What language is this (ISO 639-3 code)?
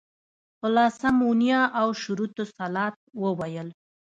pus